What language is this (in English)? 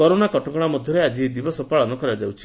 Odia